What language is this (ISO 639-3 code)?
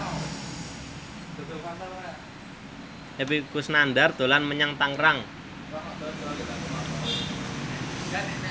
jav